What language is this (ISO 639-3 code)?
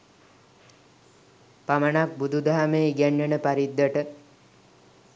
sin